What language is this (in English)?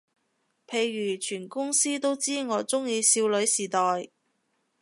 Cantonese